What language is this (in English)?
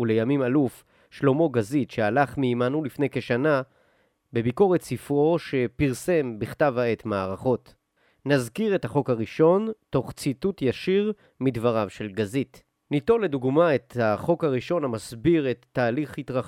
Hebrew